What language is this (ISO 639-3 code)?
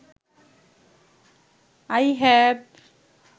ben